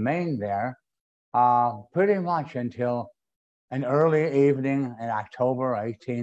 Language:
English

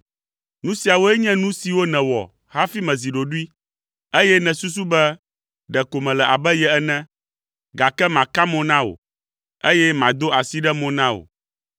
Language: Ewe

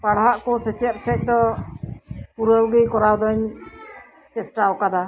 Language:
Santali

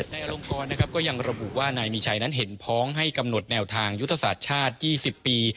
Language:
Thai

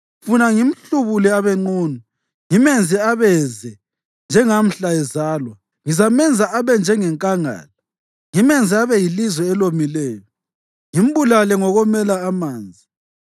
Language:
North Ndebele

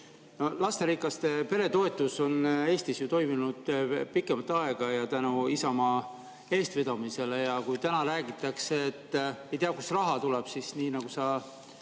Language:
Estonian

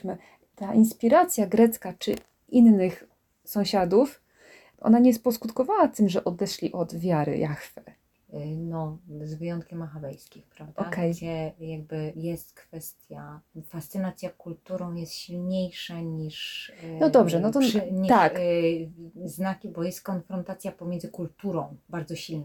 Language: Polish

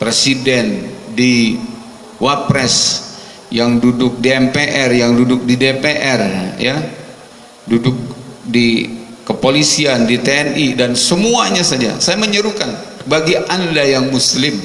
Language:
Indonesian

